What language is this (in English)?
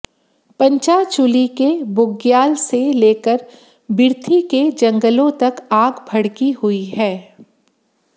Hindi